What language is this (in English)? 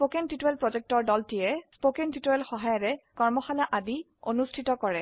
Assamese